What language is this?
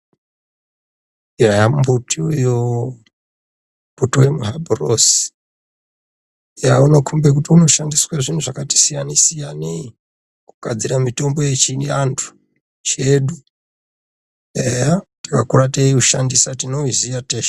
Ndau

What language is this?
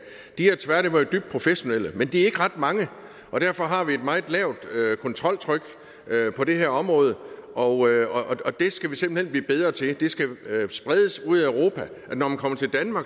Danish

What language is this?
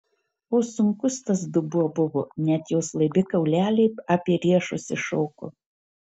Lithuanian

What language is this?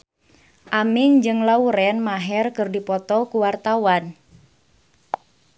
Sundanese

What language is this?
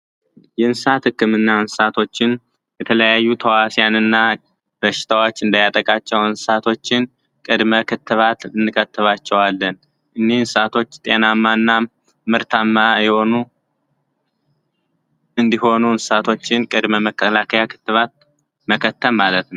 Amharic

